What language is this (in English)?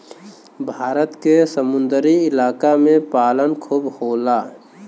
Bhojpuri